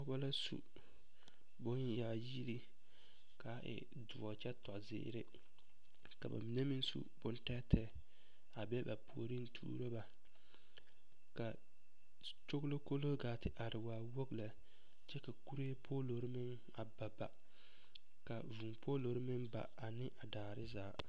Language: Southern Dagaare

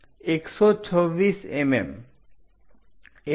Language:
Gujarati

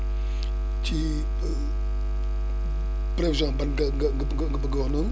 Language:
Wolof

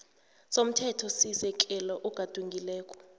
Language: South Ndebele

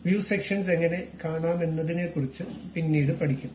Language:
Malayalam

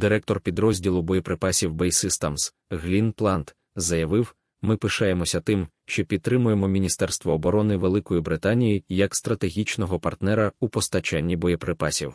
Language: Russian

